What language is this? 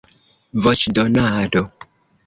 Esperanto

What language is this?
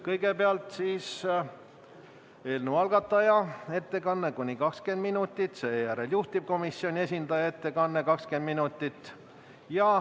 Estonian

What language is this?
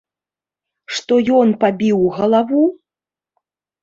Belarusian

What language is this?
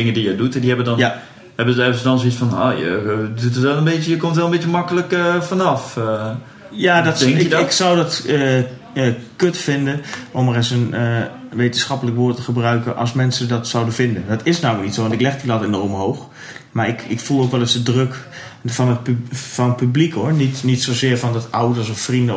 Dutch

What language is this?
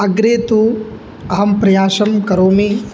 Sanskrit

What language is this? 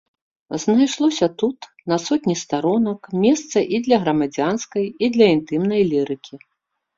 Belarusian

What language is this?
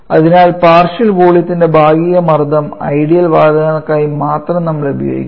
Malayalam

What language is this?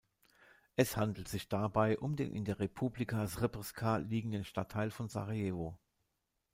German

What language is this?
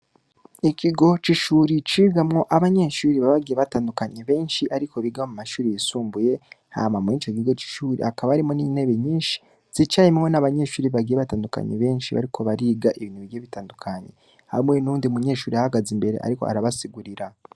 Rundi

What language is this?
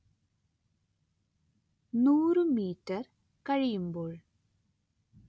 Malayalam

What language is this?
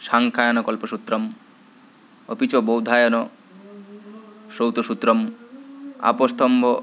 Sanskrit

